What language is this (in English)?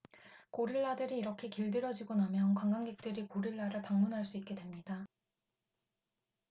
Korean